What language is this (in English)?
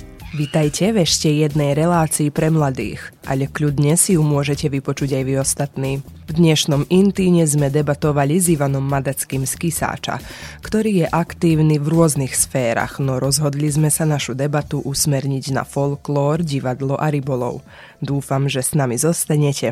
Slovak